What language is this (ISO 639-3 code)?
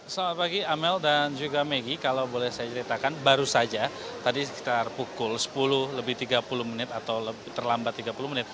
ind